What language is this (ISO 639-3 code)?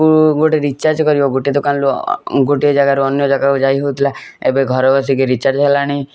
ori